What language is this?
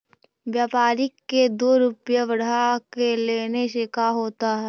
Magahi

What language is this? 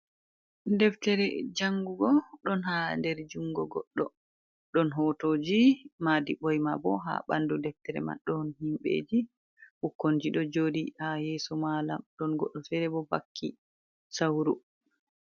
Fula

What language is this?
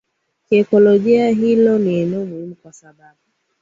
Swahili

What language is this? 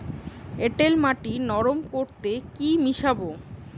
Bangla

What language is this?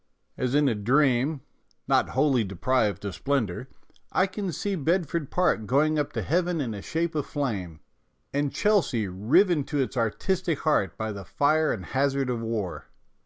English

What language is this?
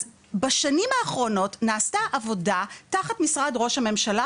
Hebrew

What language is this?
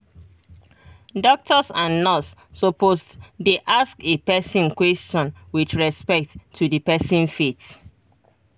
Nigerian Pidgin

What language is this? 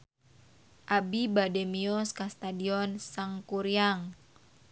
Sundanese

